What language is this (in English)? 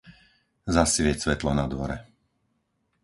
Slovak